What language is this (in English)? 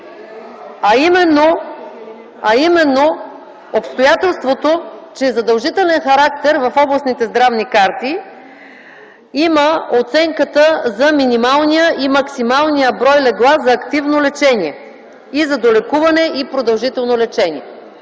Bulgarian